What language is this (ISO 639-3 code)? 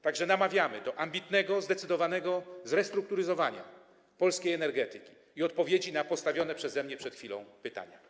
pol